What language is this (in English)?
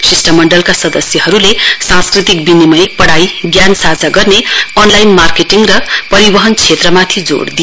Nepali